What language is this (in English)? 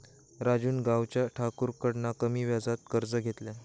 Marathi